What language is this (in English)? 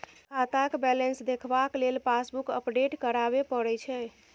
Maithili